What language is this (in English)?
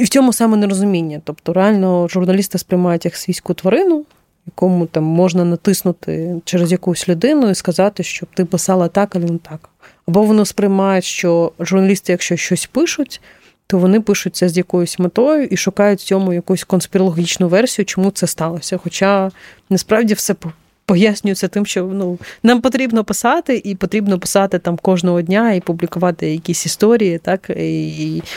Ukrainian